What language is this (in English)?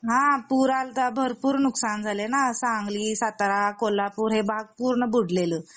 Marathi